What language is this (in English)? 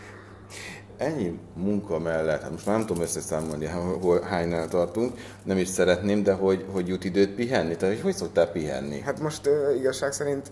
Hungarian